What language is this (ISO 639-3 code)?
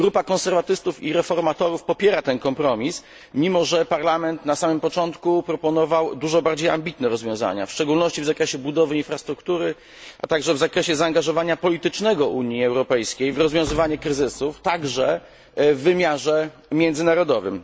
pol